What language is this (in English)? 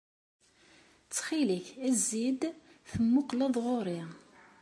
Kabyle